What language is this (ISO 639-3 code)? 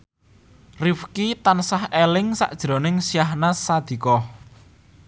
jav